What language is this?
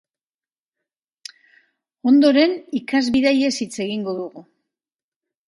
Basque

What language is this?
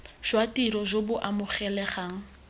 Tswana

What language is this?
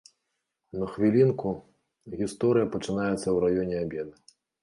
Belarusian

